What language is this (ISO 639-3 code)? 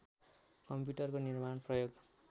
nep